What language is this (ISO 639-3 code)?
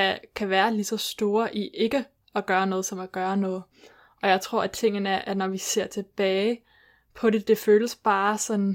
dan